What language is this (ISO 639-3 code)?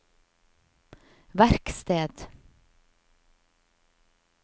nor